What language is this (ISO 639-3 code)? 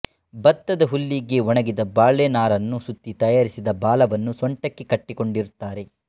kan